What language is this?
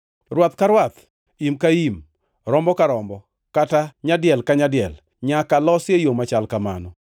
Luo (Kenya and Tanzania)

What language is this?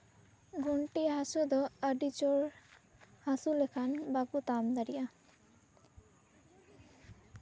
Santali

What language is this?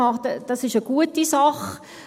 Swiss German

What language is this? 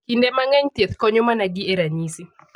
Luo (Kenya and Tanzania)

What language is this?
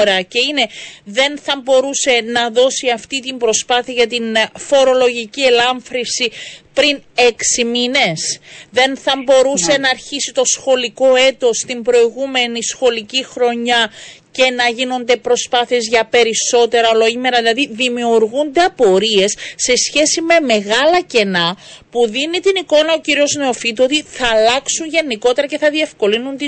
Greek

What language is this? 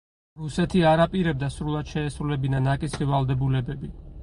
Georgian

